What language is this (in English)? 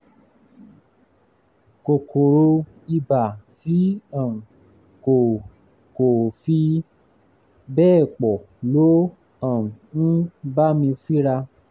Yoruba